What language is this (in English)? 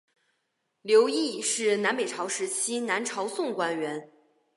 Chinese